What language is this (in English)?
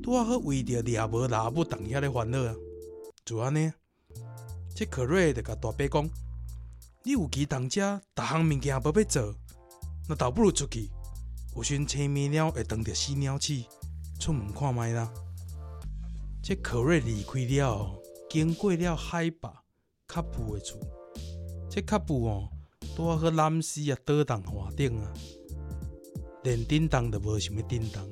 Chinese